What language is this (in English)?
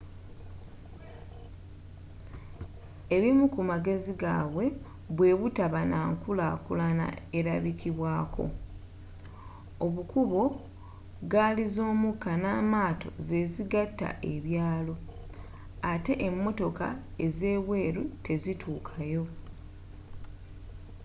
Ganda